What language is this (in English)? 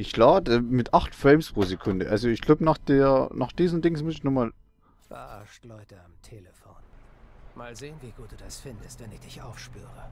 German